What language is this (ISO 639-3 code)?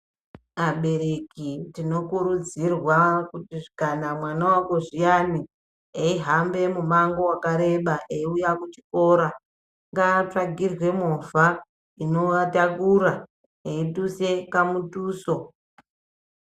ndc